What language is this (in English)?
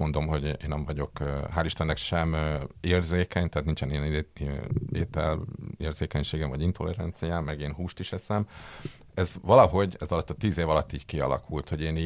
Hungarian